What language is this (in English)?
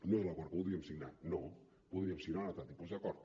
Catalan